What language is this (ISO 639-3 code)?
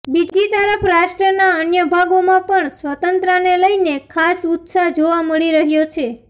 guj